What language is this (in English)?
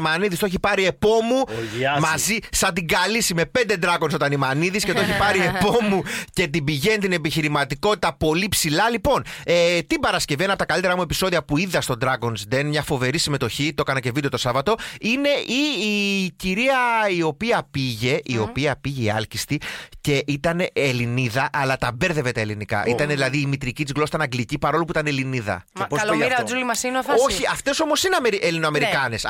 Greek